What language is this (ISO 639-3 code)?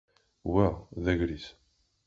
kab